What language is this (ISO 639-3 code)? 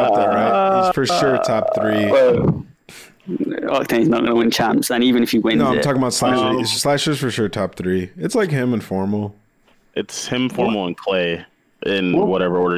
eng